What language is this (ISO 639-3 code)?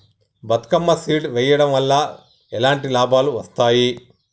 tel